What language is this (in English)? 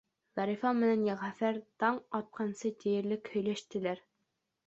Bashkir